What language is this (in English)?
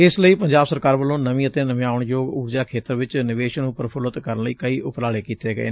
Punjabi